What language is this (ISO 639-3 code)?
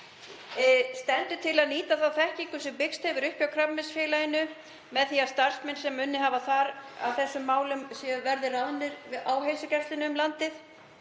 isl